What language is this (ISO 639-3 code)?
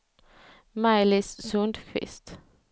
swe